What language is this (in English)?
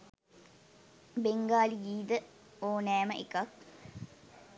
Sinhala